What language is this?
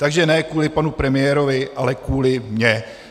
Czech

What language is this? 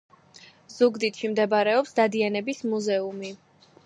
Georgian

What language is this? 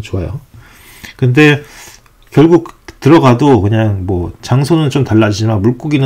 Korean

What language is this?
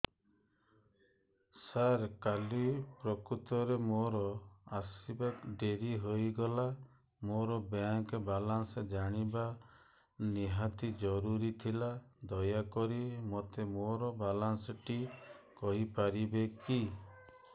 Odia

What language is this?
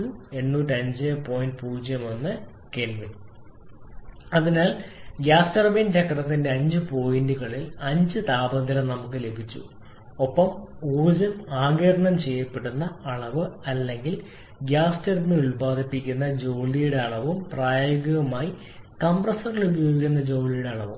Malayalam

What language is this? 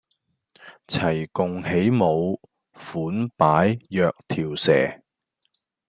Cantonese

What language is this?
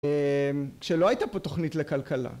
Hebrew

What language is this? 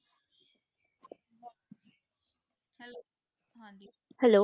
Punjabi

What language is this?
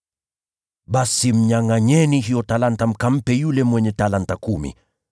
Swahili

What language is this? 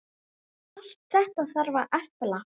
Icelandic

